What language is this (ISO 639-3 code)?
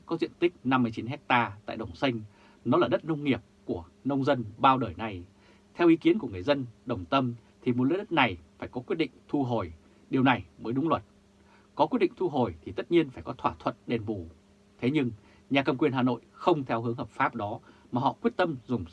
vie